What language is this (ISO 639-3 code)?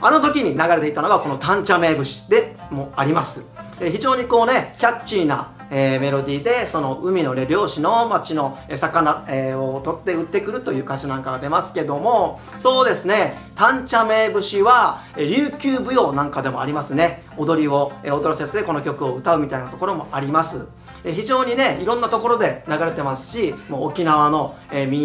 jpn